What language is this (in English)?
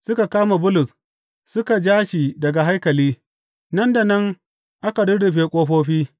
Hausa